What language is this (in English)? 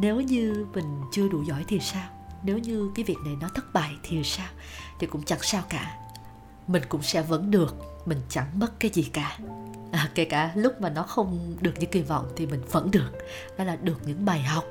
Vietnamese